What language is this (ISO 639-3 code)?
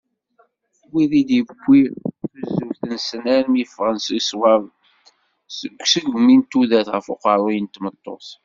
kab